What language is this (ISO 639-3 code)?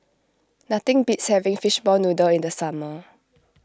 eng